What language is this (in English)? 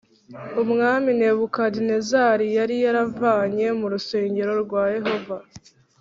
Kinyarwanda